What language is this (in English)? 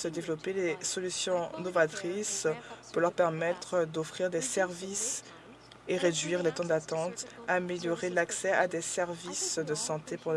French